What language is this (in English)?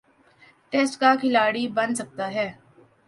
Urdu